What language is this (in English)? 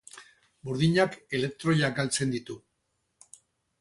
Basque